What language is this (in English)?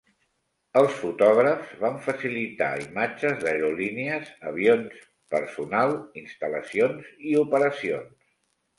Catalan